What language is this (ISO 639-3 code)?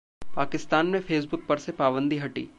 hin